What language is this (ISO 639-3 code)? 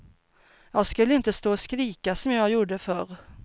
swe